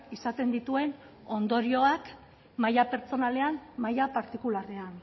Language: Basque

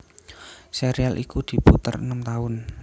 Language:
Javanese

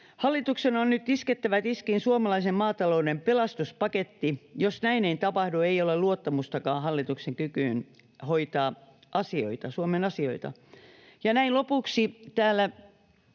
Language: Finnish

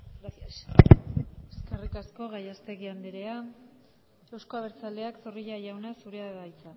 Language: Basque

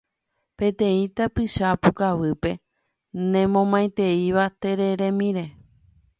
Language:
Guarani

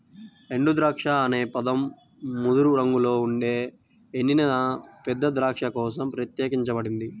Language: Telugu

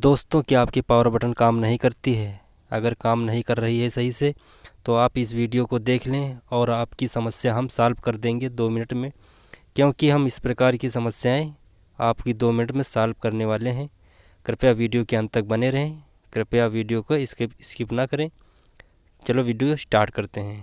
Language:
Hindi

